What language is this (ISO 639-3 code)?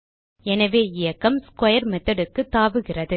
tam